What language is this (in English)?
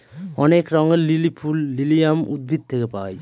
Bangla